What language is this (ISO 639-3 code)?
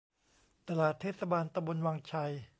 tha